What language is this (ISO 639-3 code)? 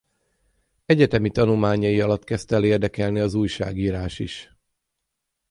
hun